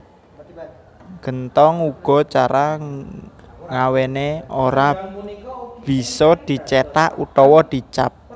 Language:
Javanese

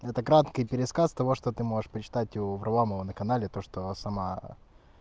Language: Russian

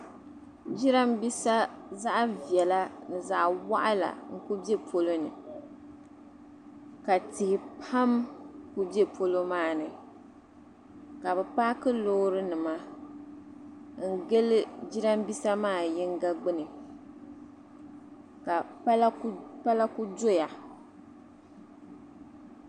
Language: Dagbani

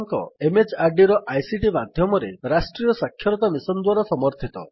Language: Odia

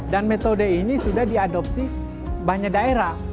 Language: Indonesian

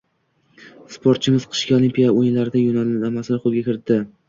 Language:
Uzbek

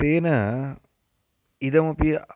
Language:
Sanskrit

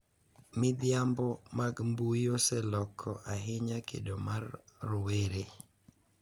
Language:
Luo (Kenya and Tanzania)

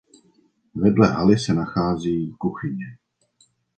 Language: Czech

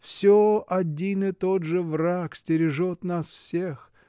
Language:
Russian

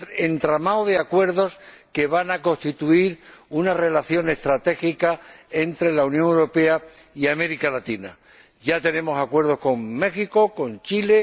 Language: Spanish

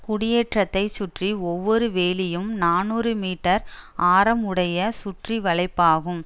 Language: Tamil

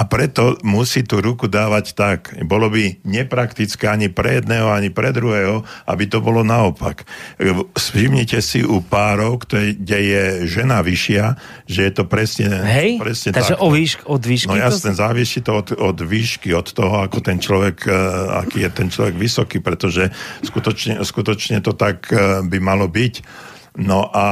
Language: Slovak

